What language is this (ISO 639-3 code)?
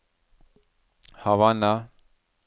nor